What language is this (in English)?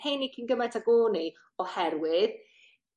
Welsh